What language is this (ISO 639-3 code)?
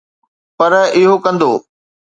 snd